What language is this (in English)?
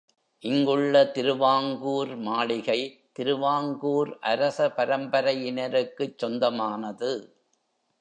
Tamil